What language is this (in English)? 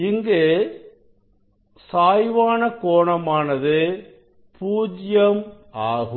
Tamil